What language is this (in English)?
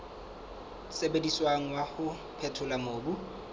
Southern Sotho